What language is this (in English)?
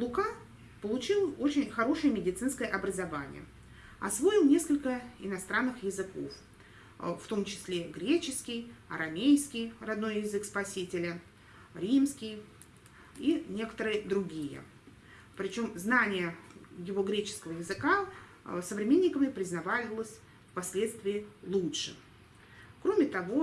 Russian